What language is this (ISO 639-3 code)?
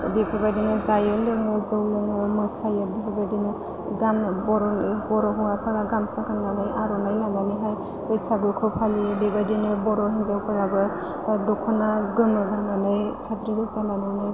brx